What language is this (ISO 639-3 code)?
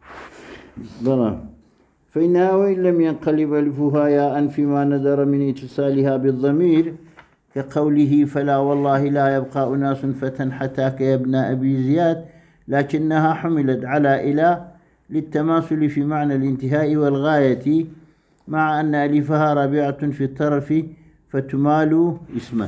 ara